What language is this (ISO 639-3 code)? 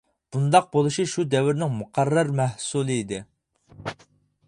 uig